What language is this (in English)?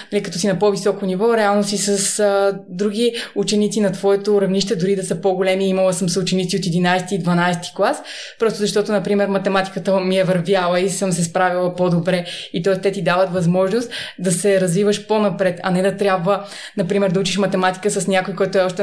Bulgarian